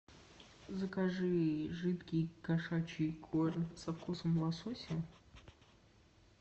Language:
Russian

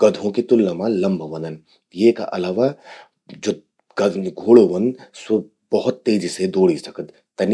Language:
Garhwali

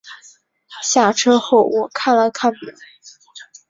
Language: Chinese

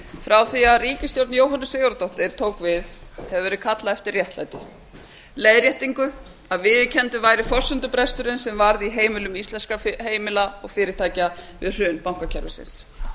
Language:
Icelandic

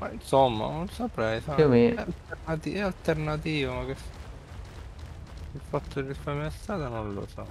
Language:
Italian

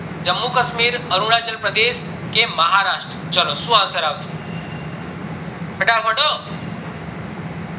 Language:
Gujarati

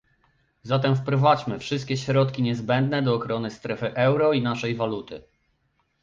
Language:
Polish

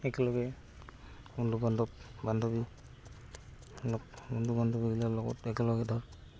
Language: Assamese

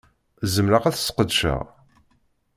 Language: Kabyle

